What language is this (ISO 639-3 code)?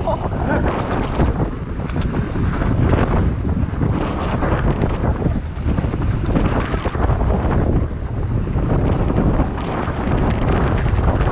spa